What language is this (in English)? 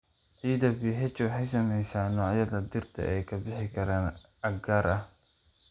Somali